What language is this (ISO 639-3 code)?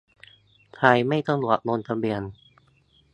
tha